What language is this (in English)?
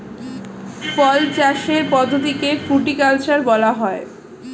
Bangla